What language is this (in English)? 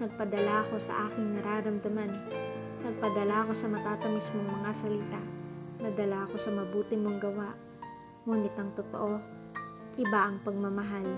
Filipino